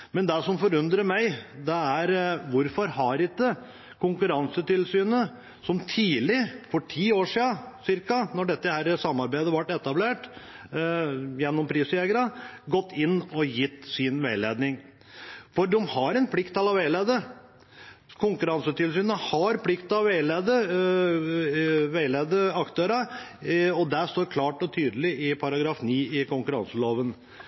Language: Norwegian Bokmål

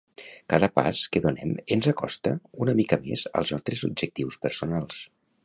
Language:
Catalan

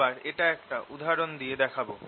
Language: Bangla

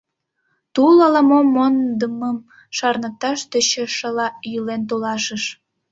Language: Mari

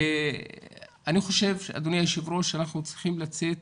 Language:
Hebrew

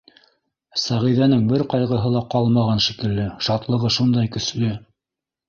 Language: Bashkir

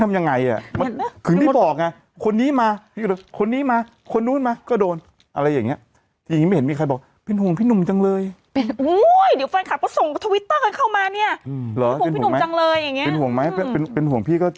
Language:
Thai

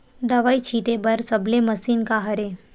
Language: Chhattisgarhi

